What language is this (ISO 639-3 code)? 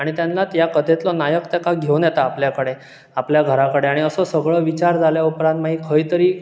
kok